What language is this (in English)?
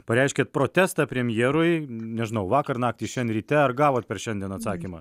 Lithuanian